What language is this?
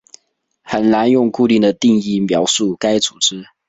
Chinese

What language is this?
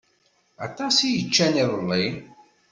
Kabyle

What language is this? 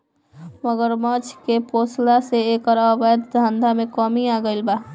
Bhojpuri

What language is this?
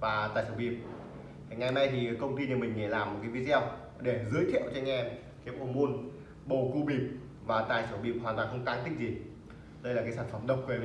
Vietnamese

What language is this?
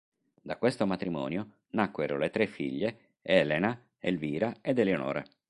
Italian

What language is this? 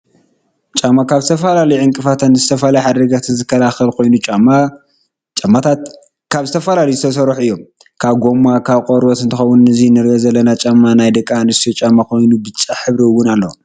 Tigrinya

